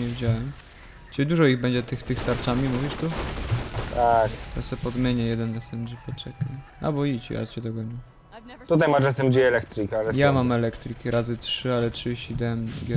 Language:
Polish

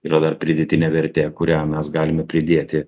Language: Lithuanian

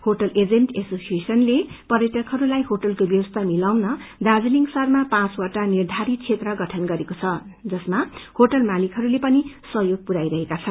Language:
Nepali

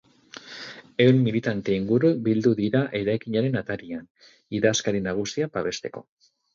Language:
Basque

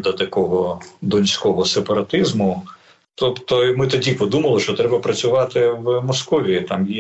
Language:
Ukrainian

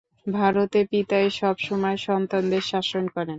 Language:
Bangla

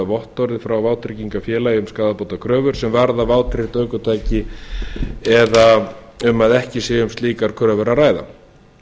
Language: Icelandic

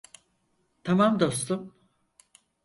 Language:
Turkish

